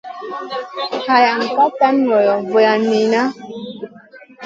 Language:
Masana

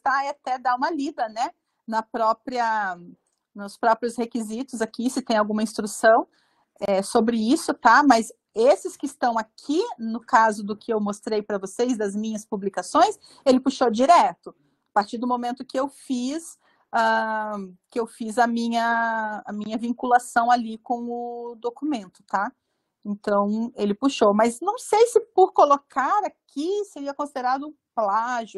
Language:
Portuguese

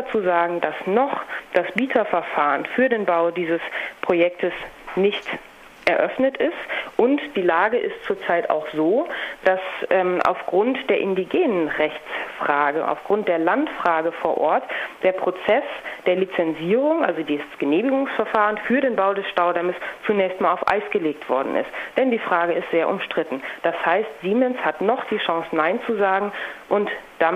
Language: German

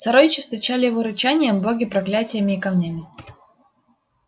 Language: Russian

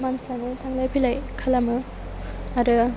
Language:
Bodo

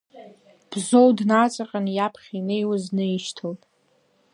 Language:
Abkhazian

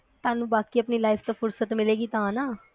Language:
Punjabi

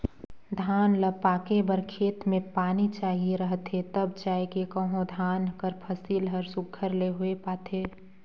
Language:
Chhattisgarhi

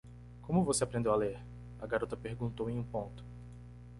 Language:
Portuguese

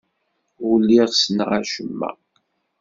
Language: Kabyle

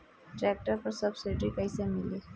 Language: Bhojpuri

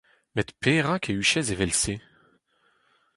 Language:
Breton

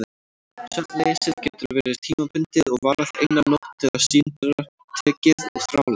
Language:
Icelandic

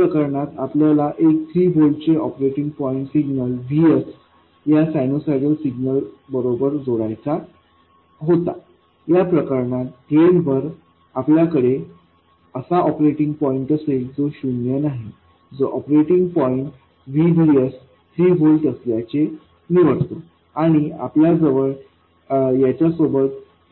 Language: Marathi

